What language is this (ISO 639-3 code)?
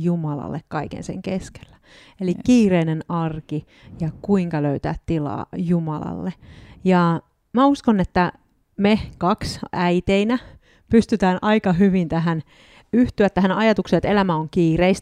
fin